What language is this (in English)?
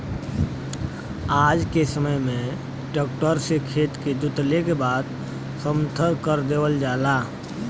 Bhojpuri